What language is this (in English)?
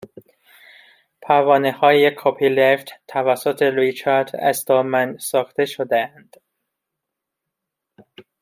Persian